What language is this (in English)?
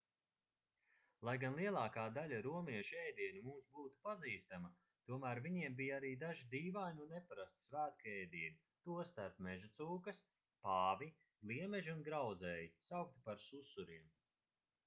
Latvian